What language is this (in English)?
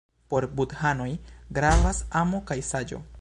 Esperanto